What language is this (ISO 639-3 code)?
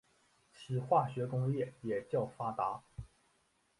zho